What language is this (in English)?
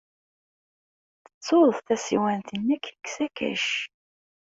Kabyle